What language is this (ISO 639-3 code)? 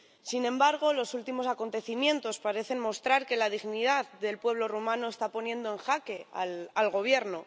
spa